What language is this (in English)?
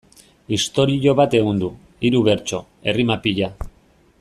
Basque